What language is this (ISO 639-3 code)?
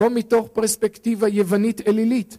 heb